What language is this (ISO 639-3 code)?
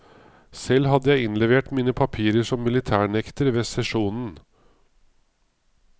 nor